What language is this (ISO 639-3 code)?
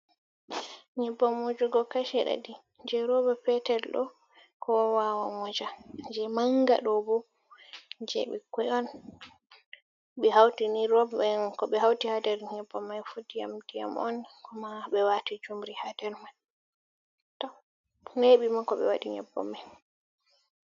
ful